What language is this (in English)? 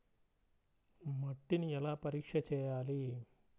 Telugu